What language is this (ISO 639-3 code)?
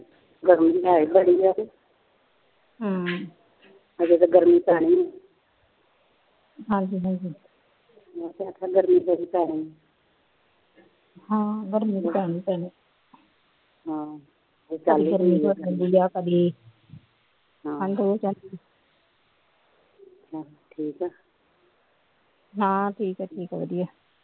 pan